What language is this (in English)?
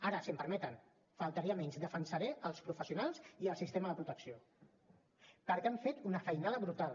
Catalan